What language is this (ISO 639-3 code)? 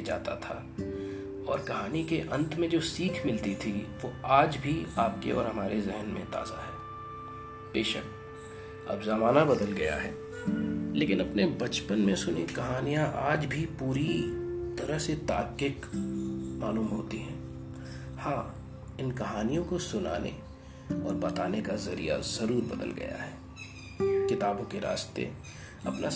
hin